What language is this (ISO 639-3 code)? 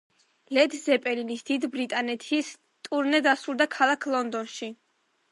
kat